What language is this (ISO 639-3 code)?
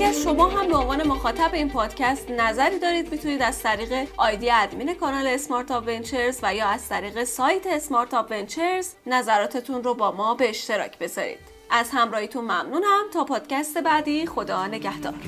fas